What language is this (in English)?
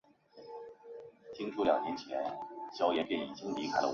Chinese